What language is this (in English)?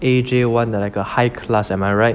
English